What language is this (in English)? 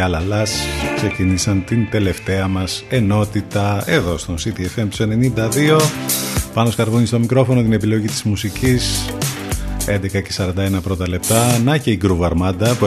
Greek